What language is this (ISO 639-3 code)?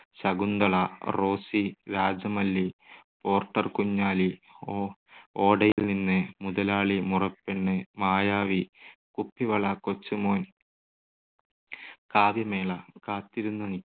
mal